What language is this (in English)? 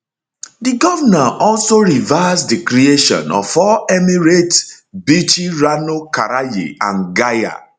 Nigerian Pidgin